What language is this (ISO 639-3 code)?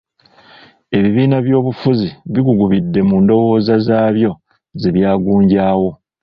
lug